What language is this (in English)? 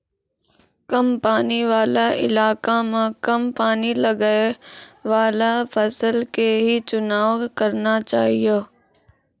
Maithili